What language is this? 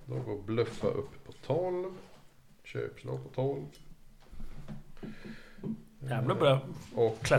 Swedish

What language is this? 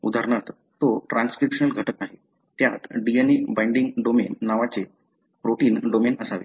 Marathi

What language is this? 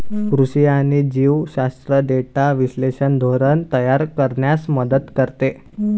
Marathi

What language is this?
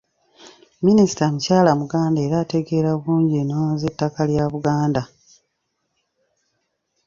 Ganda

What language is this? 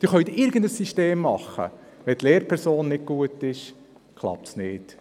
Swiss German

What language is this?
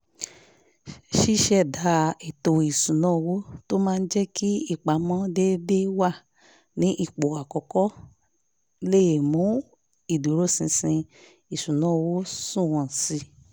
Yoruba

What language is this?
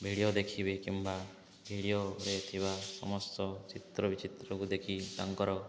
Odia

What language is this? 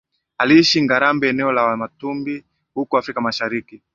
Swahili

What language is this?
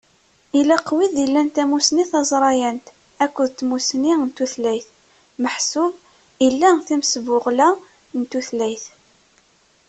Kabyle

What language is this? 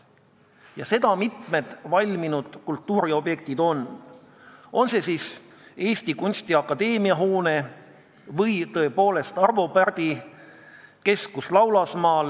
Estonian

